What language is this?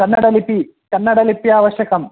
Sanskrit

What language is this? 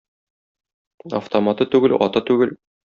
Tatar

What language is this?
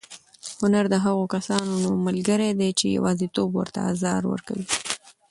Pashto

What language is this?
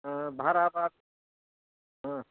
Bodo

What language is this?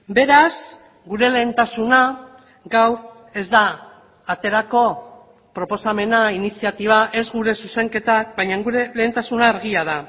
Basque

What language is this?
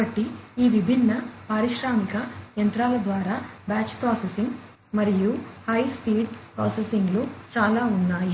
Telugu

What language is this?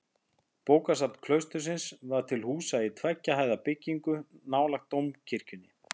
Icelandic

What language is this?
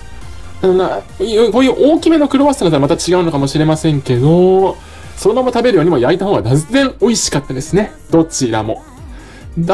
Japanese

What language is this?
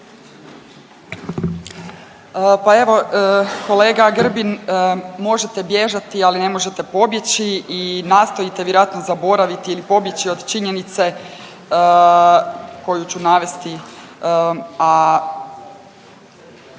Croatian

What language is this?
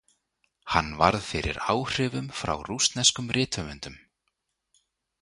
Icelandic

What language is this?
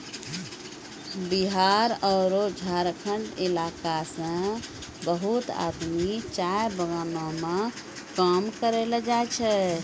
Maithili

